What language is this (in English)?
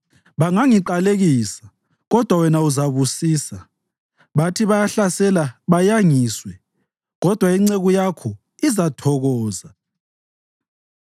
North Ndebele